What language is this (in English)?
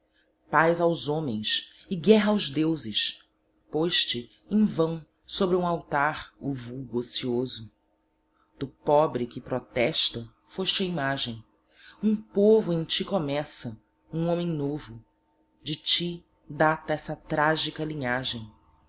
Portuguese